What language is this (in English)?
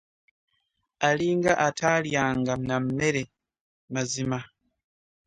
Ganda